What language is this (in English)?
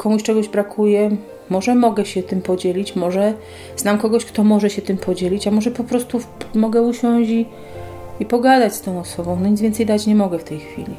Polish